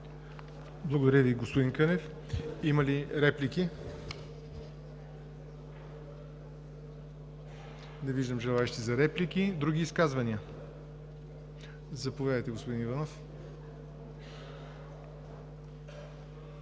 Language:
Bulgarian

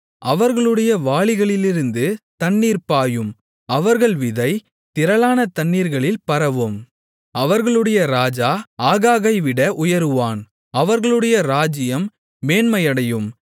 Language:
Tamil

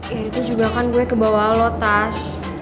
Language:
Indonesian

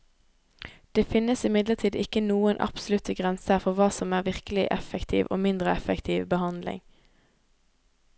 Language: Norwegian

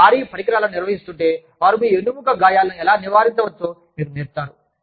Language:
Telugu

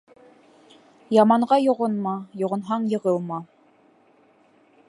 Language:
Bashkir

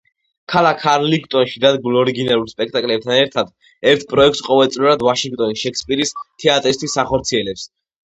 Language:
Georgian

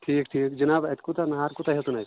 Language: Kashmiri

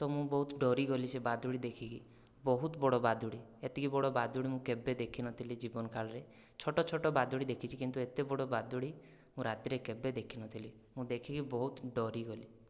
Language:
Odia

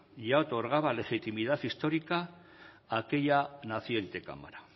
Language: Spanish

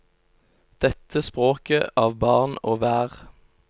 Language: Norwegian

